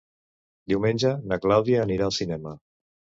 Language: Catalan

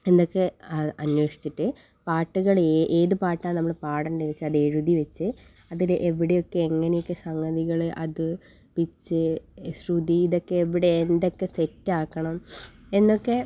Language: Malayalam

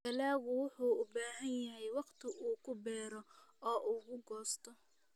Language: Somali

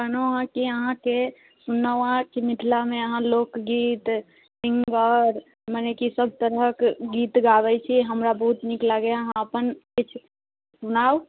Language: Maithili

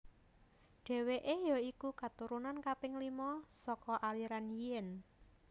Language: Javanese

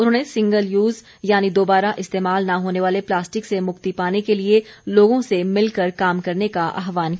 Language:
Hindi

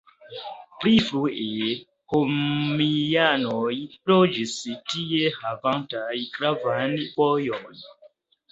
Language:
Esperanto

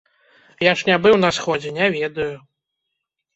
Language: Belarusian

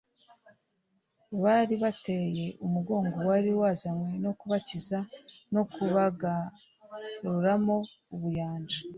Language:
Kinyarwanda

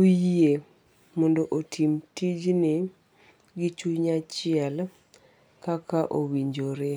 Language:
Luo (Kenya and Tanzania)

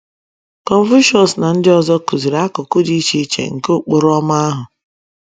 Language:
Igbo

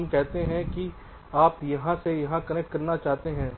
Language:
Hindi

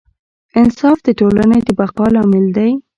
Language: Pashto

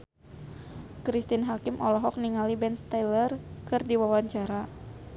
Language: Sundanese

